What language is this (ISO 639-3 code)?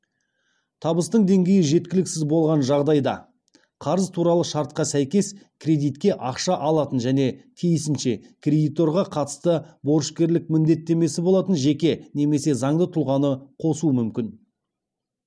kaz